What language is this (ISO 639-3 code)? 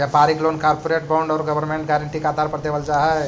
mag